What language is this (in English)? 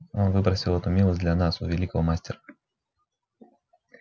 Russian